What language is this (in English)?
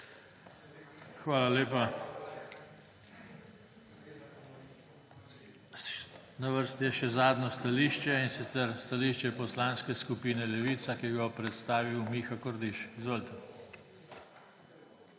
Slovenian